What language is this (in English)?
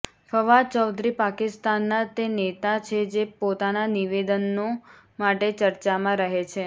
Gujarati